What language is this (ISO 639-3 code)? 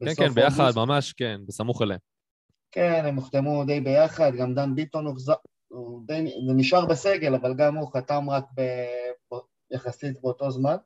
heb